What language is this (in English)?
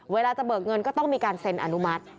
Thai